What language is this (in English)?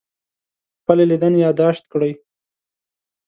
Pashto